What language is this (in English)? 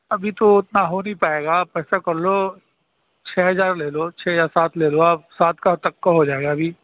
Urdu